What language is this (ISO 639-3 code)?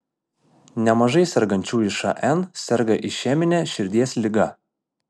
lit